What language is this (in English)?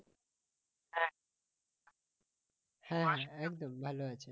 Bangla